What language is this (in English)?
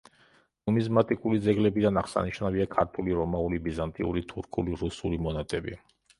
Georgian